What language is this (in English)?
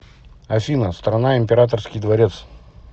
Russian